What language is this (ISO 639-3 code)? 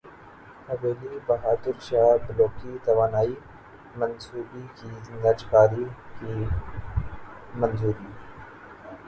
urd